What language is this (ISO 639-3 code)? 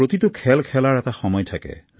asm